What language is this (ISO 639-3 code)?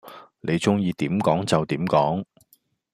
yue